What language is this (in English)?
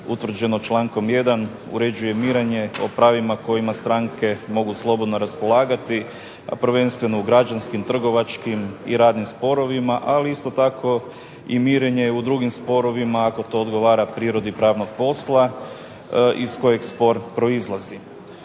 Croatian